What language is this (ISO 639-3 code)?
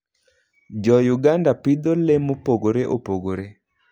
luo